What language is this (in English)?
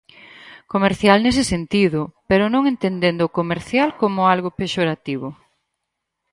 Galician